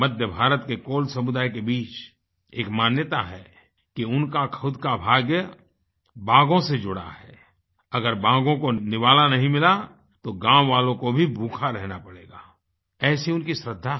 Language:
Hindi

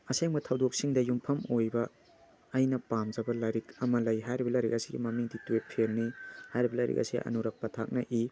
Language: Manipuri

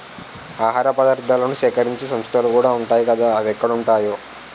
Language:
Telugu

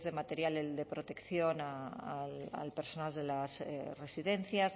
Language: Spanish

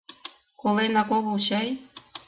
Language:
Mari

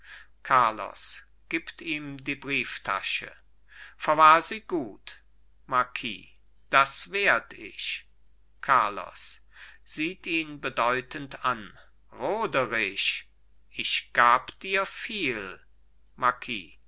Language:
German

